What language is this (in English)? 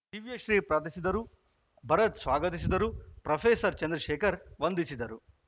Kannada